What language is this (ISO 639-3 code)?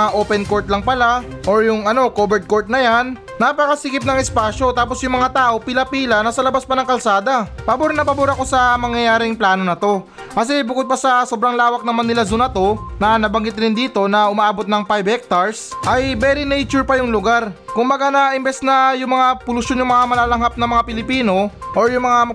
fil